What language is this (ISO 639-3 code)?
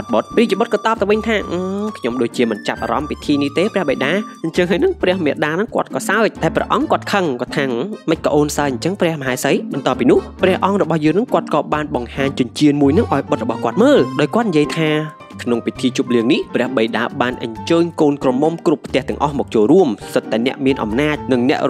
tha